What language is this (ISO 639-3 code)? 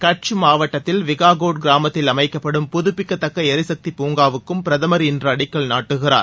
tam